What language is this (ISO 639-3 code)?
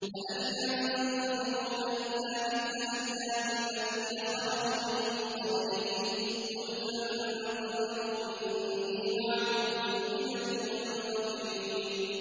ara